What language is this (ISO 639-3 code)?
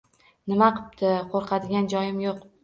uzb